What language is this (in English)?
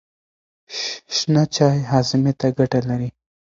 Pashto